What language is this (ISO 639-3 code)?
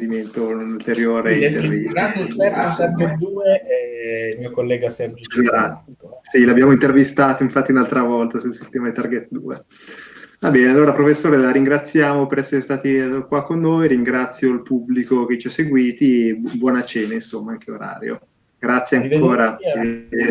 ita